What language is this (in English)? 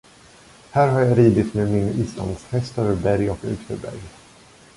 Swedish